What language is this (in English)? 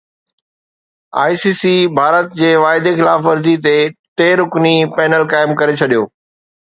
Sindhi